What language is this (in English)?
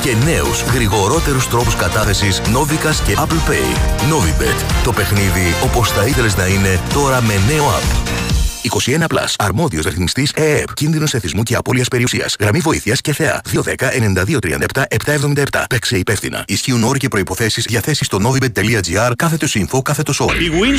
Greek